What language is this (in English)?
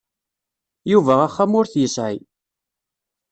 Kabyle